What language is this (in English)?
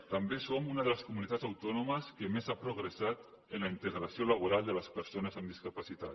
Catalan